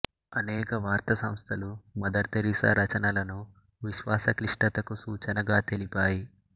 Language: Telugu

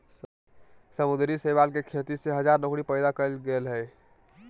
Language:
Magahi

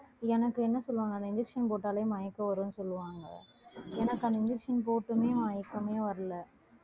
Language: Tamil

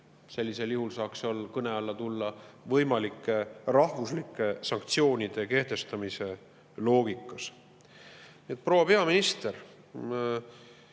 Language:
Estonian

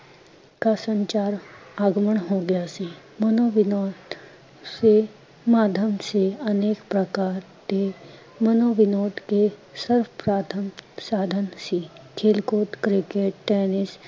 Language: Punjabi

